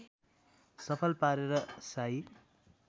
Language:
Nepali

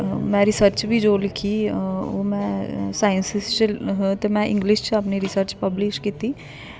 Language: Dogri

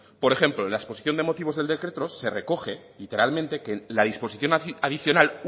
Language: Spanish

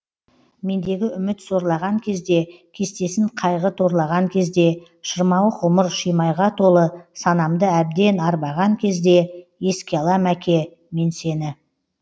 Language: Kazakh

